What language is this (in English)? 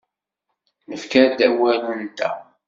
Kabyle